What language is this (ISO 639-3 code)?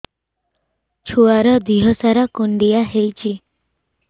ori